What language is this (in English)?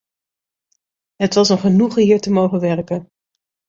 Dutch